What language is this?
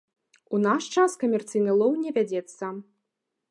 Belarusian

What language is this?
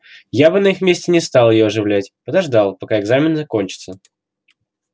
Russian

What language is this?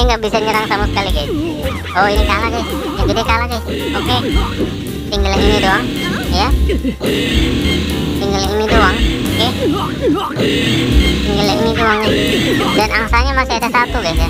Indonesian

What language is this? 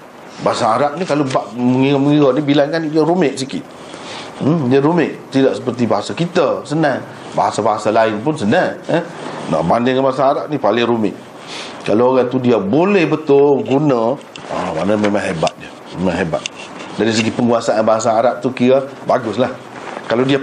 Malay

